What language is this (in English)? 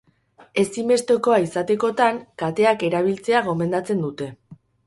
Basque